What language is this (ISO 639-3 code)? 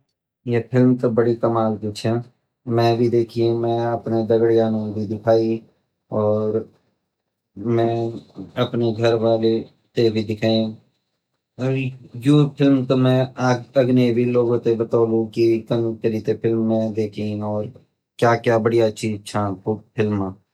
gbm